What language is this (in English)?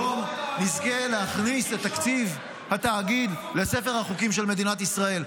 Hebrew